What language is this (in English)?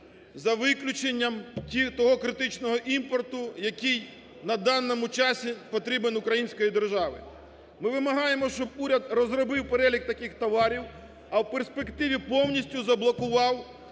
Ukrainian